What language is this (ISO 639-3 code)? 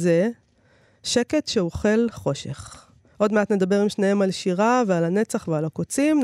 heb